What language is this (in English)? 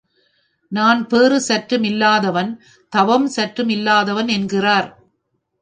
Tamil